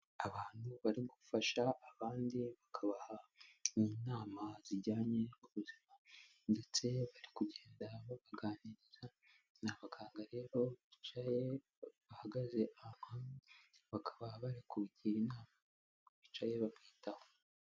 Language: Kinyarwanda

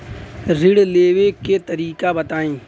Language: Bhojpuri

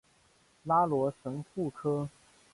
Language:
Chinese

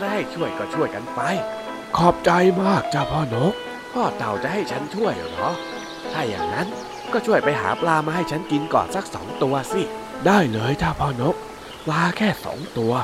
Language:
Thai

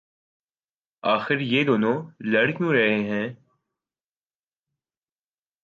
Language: Urdu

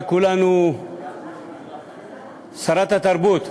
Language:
Hebrew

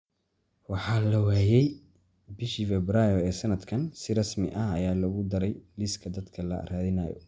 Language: Somali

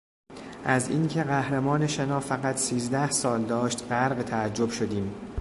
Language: Persian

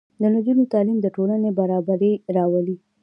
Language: Pashto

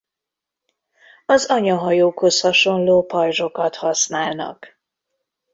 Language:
Hungarian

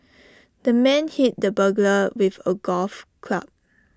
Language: English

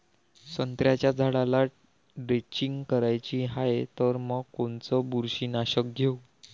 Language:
Marathi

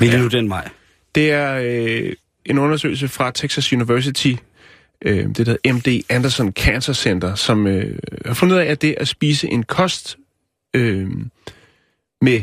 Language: Danish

